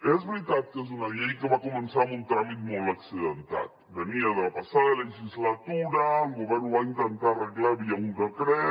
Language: Catalan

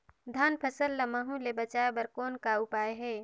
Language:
Chhattisgarhi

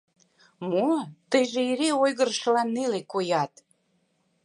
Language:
Mari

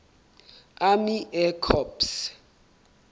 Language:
Southern Sotho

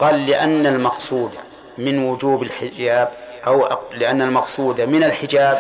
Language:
Arabic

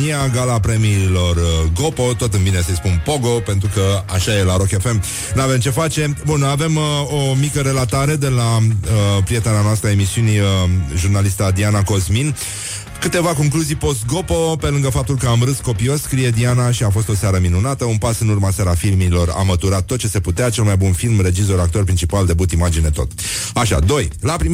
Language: Romanian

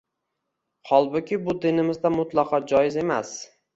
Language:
Uzbek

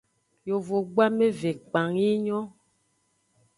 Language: Aja (Benin)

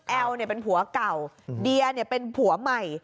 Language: Thai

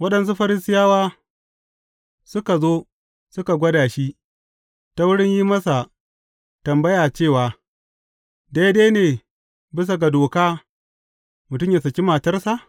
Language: Hausa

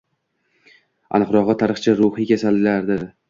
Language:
Uzbek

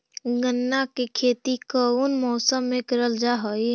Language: Magahi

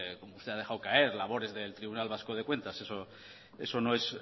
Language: Spanish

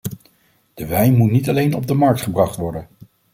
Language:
Dutch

